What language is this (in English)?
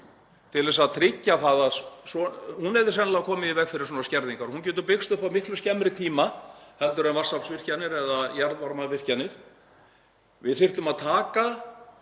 Icelandic